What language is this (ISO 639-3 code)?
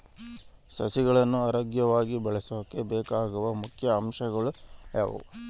kan